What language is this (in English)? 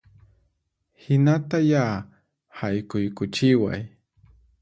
Puno Quechua